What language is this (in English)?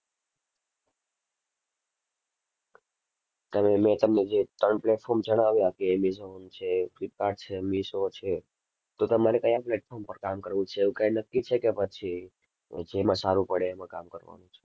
Gujarati